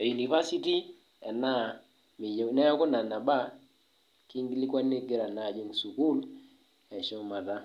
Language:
Masai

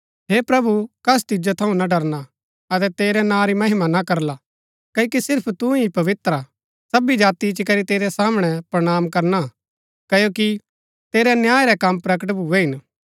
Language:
Gaddi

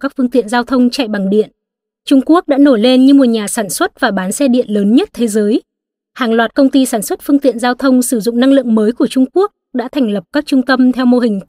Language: Vietnamese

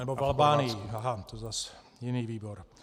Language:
Czech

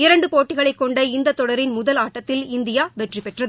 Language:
Tamil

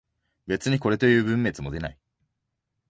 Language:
Japanese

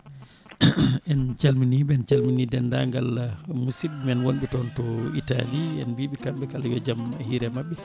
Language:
Fula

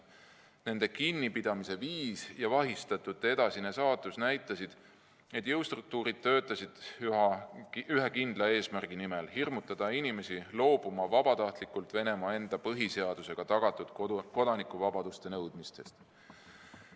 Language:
Estonian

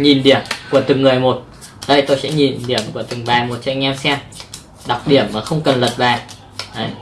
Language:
Vietnamese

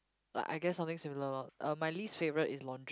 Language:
English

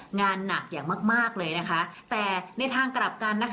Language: Thai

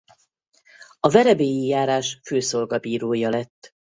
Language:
Hungarian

